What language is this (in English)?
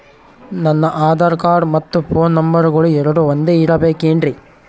Kannada